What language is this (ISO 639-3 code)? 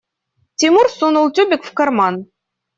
rus